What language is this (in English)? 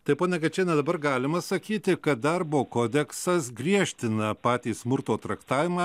Lithuanian